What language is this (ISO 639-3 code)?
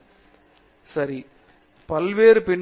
tam